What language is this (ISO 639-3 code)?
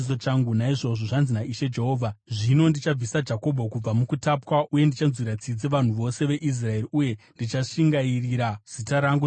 sna